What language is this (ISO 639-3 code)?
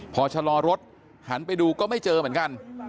tha